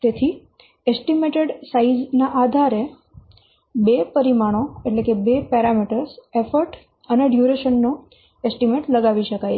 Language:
Gujarati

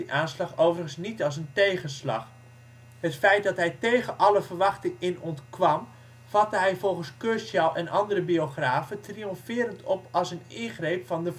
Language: Dutch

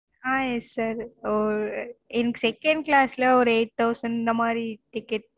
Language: Tamil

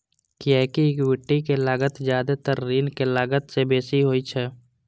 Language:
Maithili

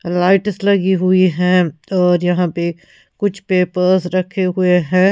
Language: Hindi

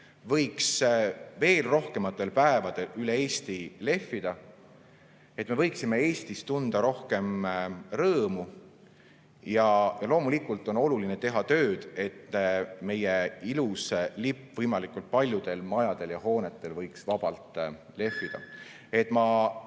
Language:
Estonian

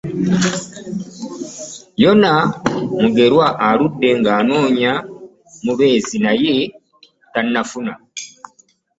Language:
Ganda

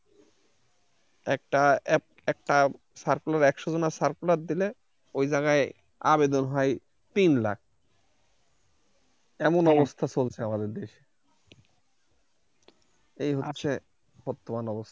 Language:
Bangla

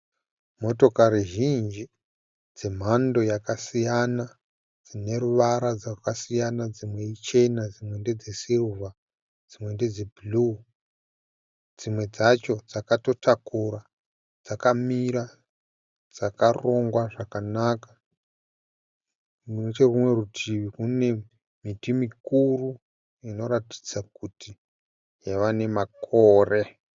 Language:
Shona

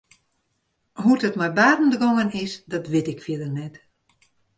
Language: Western Frisian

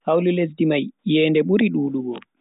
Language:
Bagirmi Fulfulde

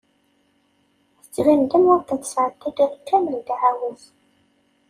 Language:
Kabyle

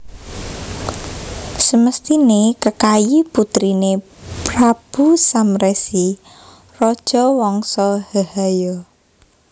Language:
Javanese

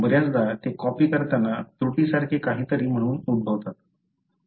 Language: Marathi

